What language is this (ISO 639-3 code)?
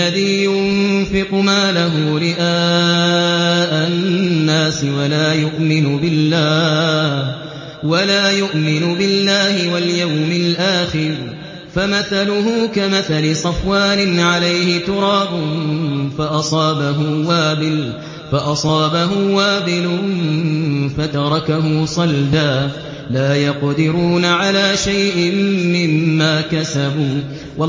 ara